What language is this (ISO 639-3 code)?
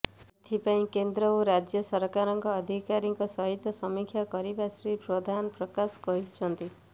ori